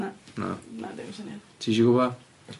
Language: Welsh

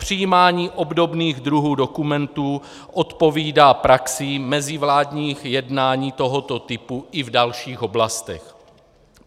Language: Czech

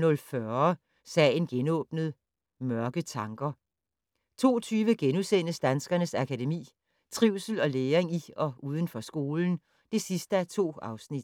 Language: Danish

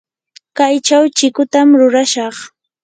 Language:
Yanahuanca Pasco Quechua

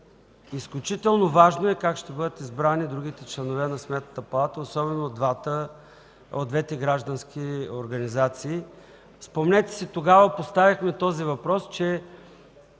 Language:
Bulgarian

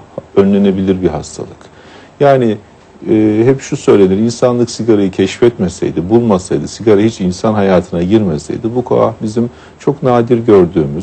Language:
Turkish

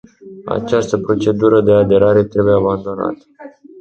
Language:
Romanian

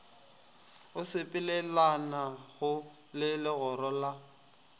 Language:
Northern Sotho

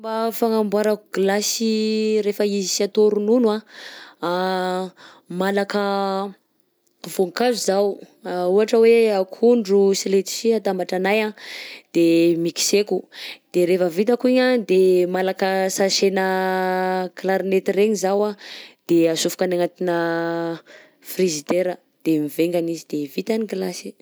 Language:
Southern Betsimisaraka Malagasy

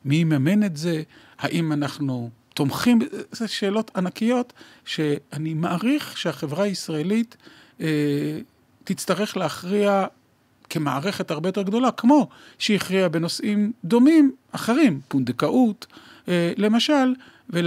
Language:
Hebrew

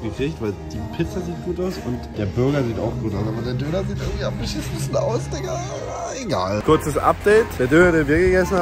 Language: German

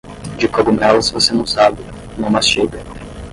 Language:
Portuguese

